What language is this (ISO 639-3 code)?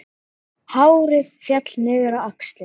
isl